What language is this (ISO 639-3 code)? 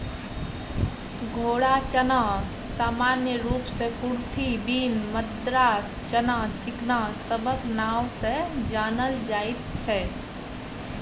mai